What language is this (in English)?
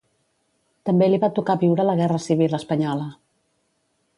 Catalan